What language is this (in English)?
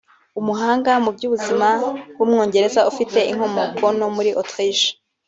Kinyarwanda